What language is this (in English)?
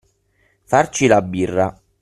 Italian